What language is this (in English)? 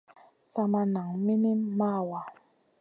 Masana